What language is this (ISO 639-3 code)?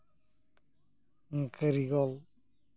sat